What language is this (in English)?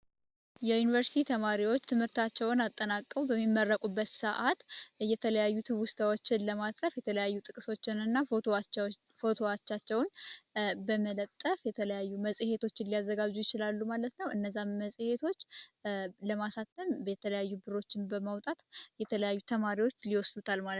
Amharic